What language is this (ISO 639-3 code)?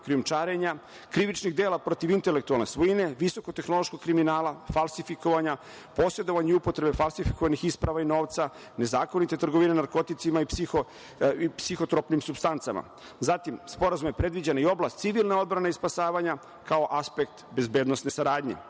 srp